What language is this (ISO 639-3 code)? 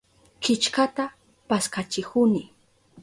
qup